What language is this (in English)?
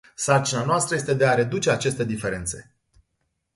Romanian